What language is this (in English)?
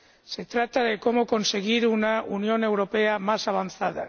Spanish